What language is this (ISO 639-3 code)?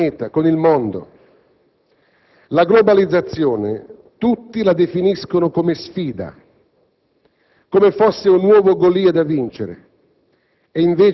ita